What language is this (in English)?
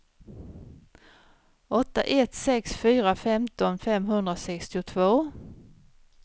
Swedish